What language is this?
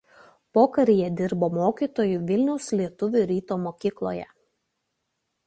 Lithuanian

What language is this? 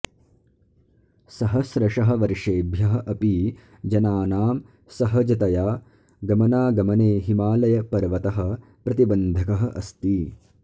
Sanskrit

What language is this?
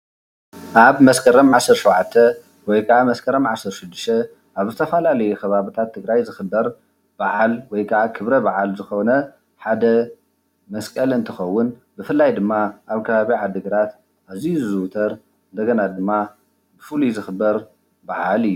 Tigrinya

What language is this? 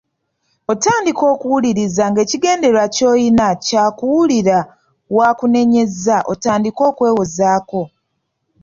Ganda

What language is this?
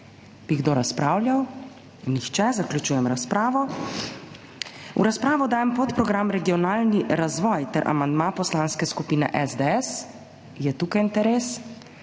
Slovenian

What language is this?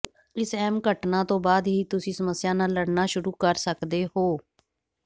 Punjabi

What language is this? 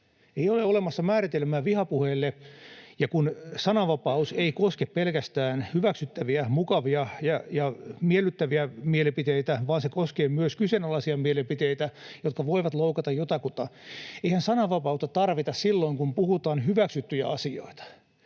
Finnish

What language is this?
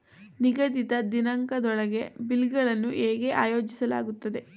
Kannada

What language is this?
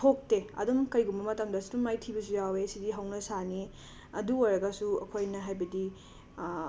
Manipuri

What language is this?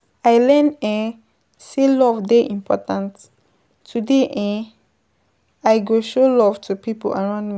Nigerian Pidgin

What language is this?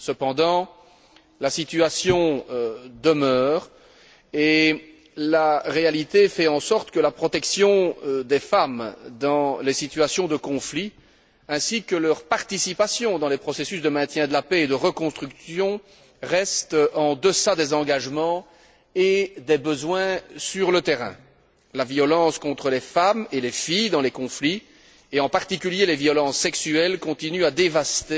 French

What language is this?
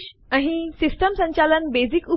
Gujarati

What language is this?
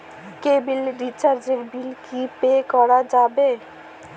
Bangla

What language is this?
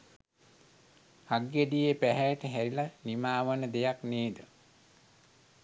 Sinhala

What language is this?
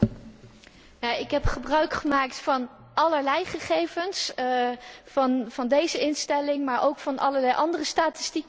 Dutch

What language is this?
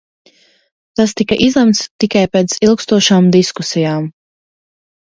Latvian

